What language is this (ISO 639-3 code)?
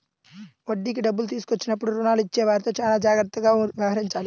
tel